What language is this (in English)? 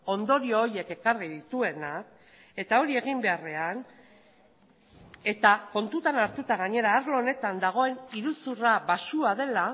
Basque